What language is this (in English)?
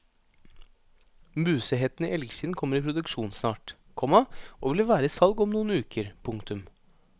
Norwegian